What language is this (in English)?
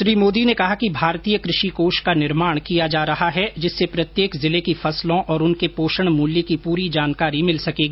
Hindi